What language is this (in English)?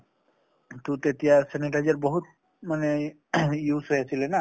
Assamese